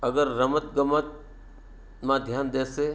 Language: Gujarati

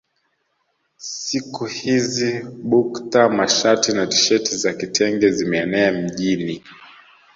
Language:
Swahili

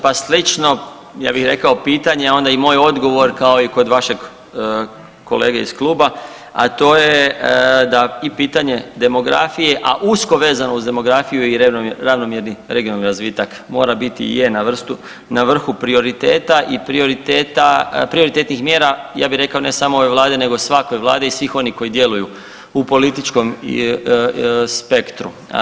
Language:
Croatian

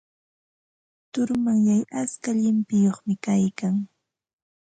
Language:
Ambo-Pasco Quechua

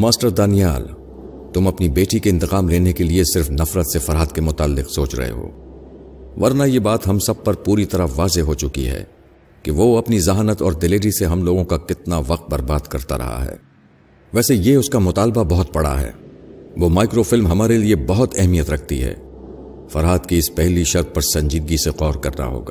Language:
Urdu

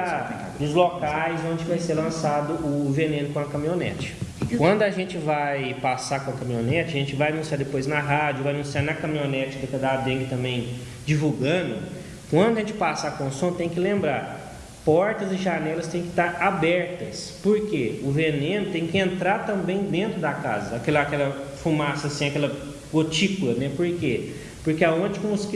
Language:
Portuguese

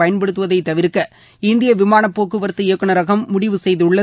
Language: Tamil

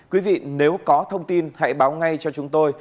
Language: Vietnamese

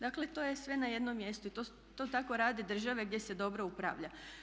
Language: Croatian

